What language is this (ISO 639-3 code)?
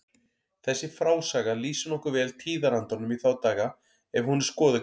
isl